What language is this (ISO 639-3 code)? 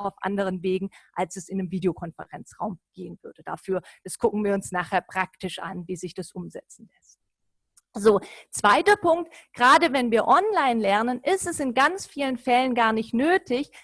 deu